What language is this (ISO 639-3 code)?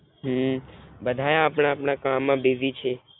guj